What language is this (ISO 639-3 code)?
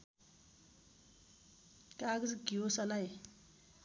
nep